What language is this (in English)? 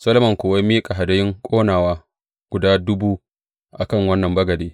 Hausa